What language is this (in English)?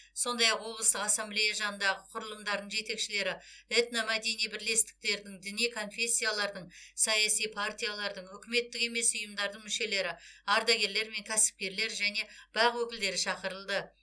Kazakh